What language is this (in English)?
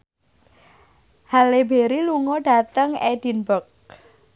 Javanese